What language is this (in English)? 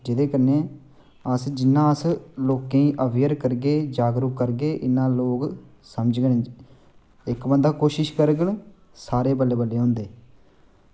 Dogri